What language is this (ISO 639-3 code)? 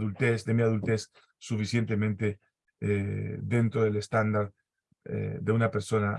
spa